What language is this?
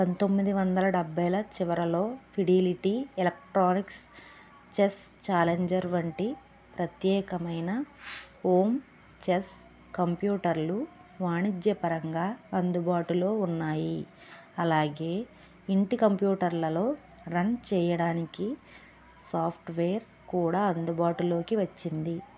Telugu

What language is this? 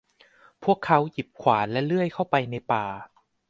Thai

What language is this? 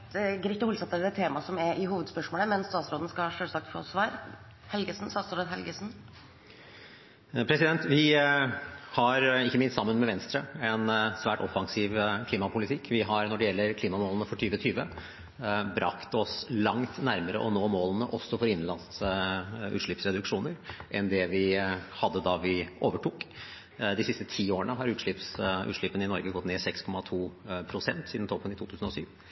Norwegian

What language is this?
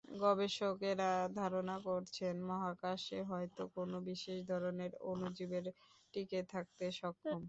Bangla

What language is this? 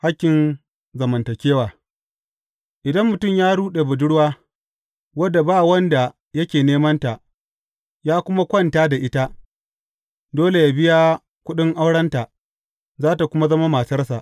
Hausa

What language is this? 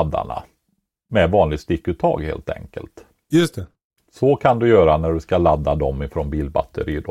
Swedish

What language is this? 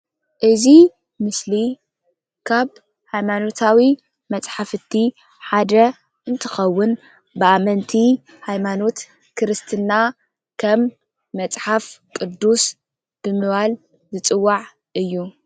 Tigrinya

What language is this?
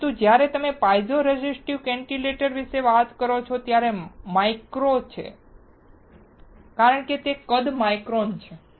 Gujarati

